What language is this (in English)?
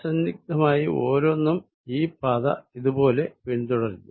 Malayalam